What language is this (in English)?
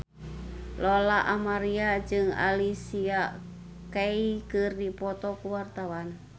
Sundanese